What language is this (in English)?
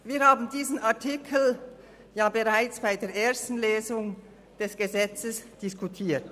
Swiss German